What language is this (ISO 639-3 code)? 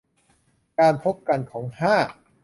tha